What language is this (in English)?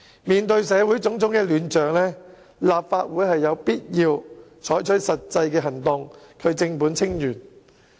Cantonese